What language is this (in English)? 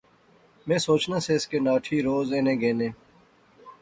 Pahari-Potwari